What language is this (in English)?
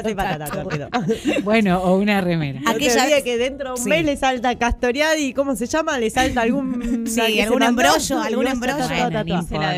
Spanish